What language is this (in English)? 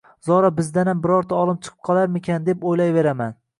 Uzbek